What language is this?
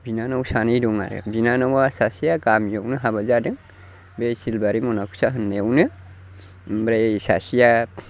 Bodo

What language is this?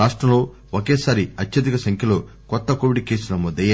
Telugu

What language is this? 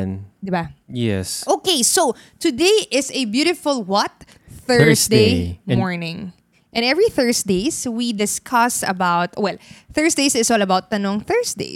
Filipino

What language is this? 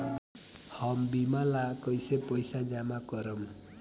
Bhojpuri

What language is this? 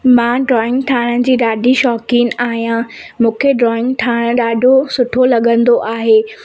Sindhi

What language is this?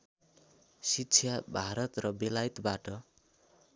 Nepali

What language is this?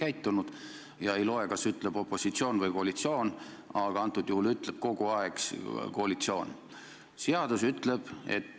Estonian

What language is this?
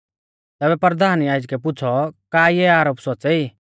Mahasu Pahari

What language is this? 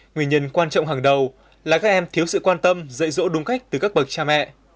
Vietnamese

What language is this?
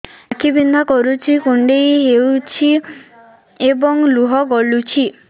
Odia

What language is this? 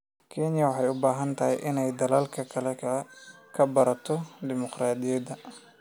Somali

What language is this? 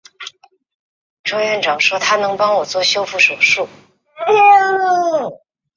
Chinese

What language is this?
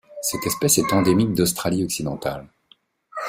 French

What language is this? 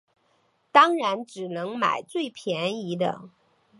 Chinese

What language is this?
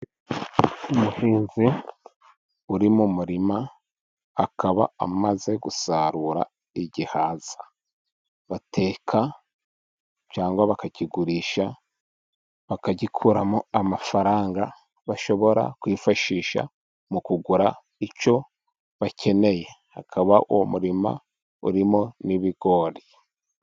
Kinyarwanda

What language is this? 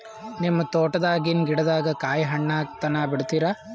Kannada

